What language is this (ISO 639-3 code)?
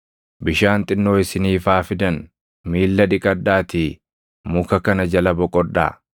orm